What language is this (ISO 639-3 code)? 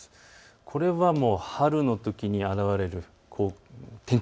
jpn